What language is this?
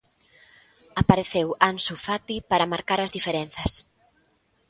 Galician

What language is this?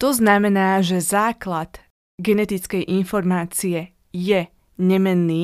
Slovak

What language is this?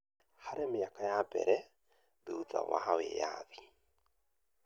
Kikuyu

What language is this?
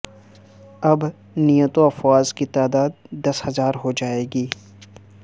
Urdu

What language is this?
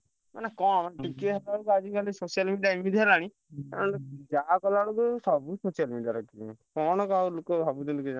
Odia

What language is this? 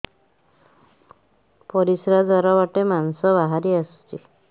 Odia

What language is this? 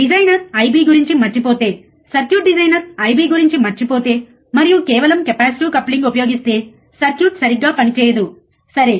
Telugu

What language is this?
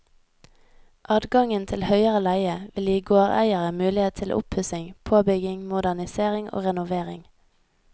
Norwegian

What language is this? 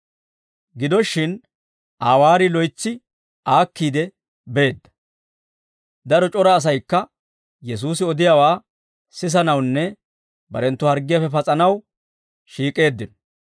Dawro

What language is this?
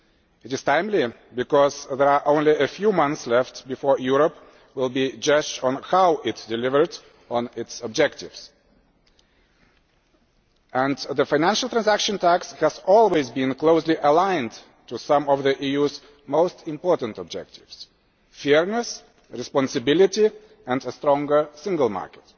English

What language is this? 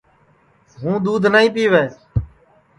Sansi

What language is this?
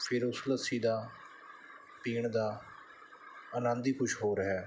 Punjabi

